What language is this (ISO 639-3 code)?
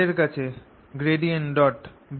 ben